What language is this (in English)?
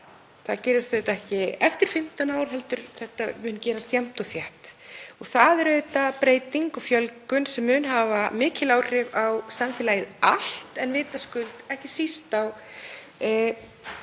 Icelandic